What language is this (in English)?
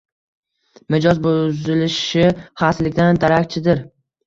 Uzbek